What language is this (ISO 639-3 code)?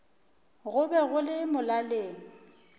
nso